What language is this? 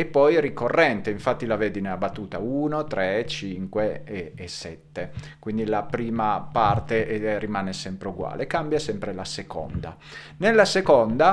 Italian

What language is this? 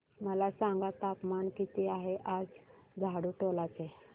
Marathi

